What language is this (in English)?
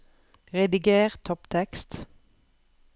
Norwegian